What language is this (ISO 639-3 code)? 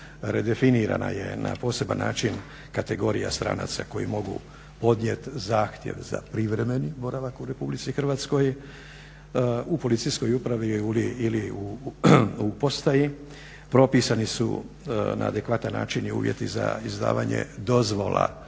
hrv